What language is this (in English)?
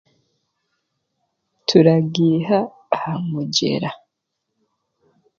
Chiga